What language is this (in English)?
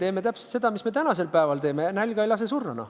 Estonian